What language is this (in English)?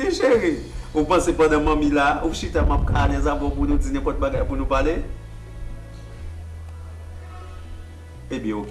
French